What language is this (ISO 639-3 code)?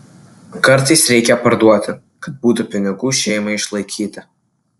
lit